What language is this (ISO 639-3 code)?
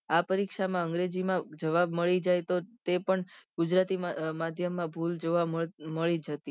guj